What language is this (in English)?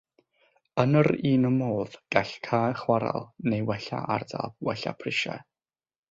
Welsh